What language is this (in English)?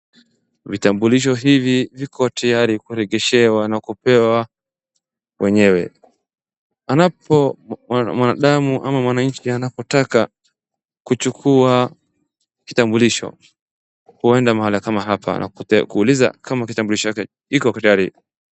Swahili